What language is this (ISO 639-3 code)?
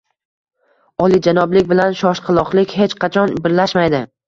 uzb